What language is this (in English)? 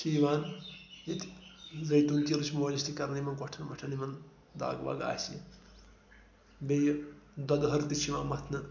Kashmiri